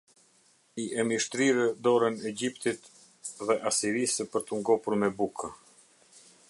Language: Albanian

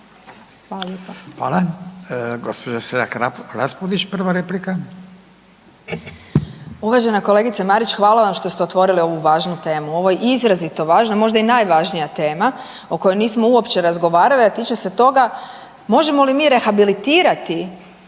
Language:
Croatian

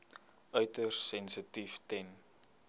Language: Afrikaans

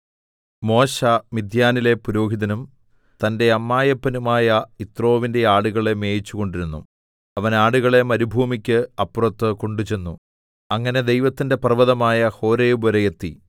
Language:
Malayalam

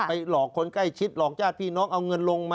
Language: Thai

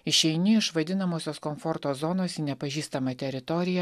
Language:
Lithuanian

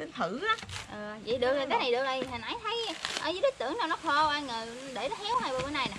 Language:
Vietnamese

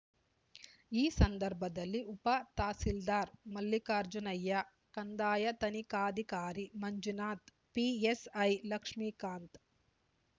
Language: Kannada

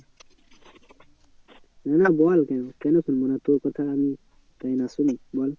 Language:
Bangla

